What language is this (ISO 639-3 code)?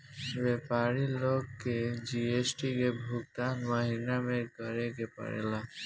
bho